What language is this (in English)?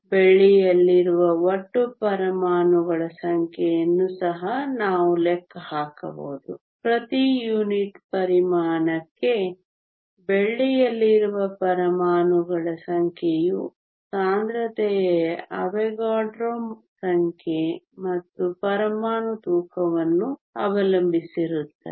Kannada